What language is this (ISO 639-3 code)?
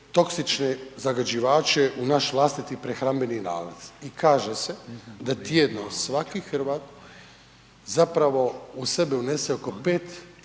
hrv